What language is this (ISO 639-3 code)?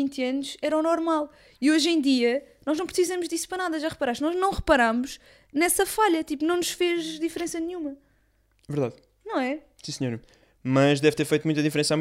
por